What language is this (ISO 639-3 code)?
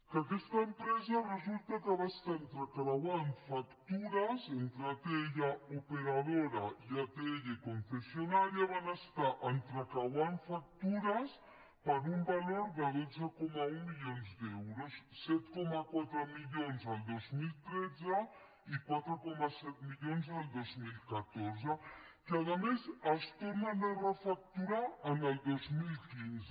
cat